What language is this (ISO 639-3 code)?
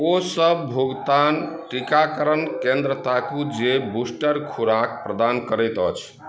mai